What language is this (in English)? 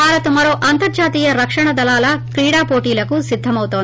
Telugu